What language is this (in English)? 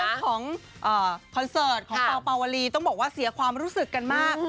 Thai